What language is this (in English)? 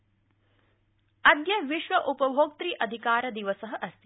Sanskrit